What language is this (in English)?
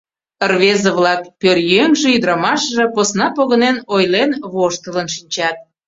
Mari